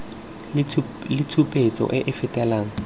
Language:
Tswana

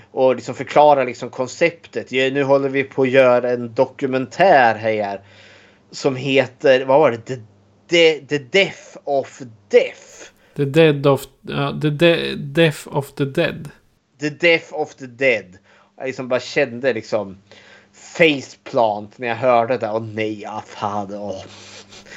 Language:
Swedish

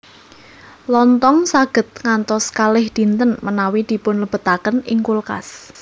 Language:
Javanese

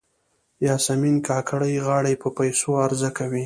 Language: Pashto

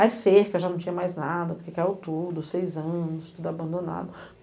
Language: Portuguese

